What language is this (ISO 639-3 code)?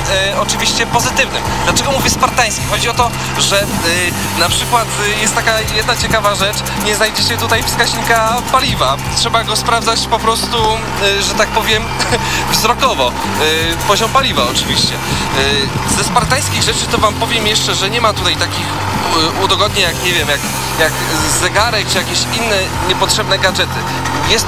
pol